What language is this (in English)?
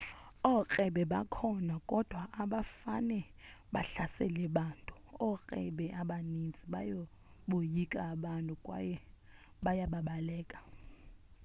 Xhosa